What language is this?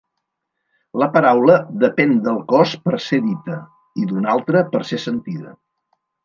Catalan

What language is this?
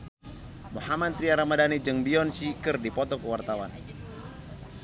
Sundanese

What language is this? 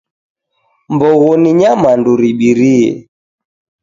Taita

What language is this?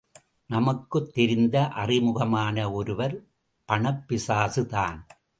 Tamil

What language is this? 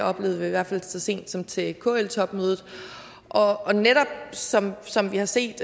Danish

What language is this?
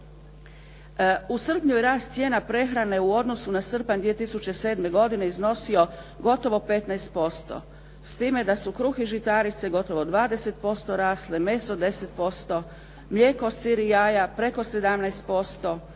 Croatian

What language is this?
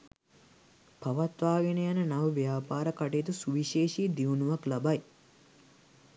Sinhala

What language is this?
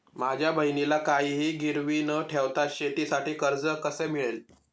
Marathi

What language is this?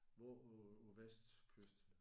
Danish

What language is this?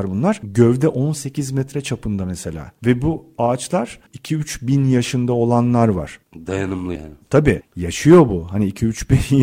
Turkish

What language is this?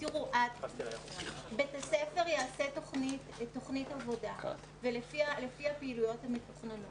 Hebrew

